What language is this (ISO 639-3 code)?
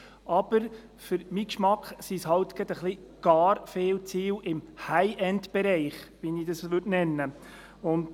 gsw